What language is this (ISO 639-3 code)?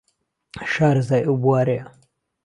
ckb